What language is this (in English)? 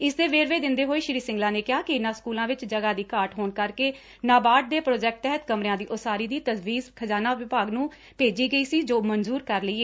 Punjabi